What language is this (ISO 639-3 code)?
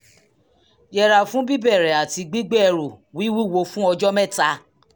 yor